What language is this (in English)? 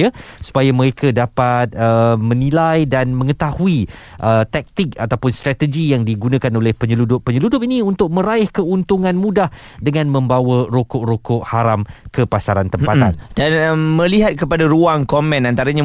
Malay